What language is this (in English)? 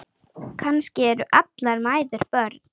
Icelandic